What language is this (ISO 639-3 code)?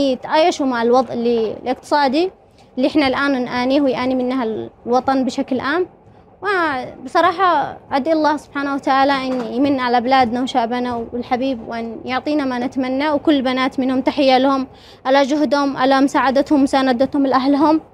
ara